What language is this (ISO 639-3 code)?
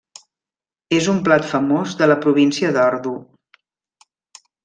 cat